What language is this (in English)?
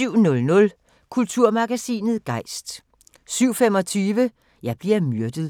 Danish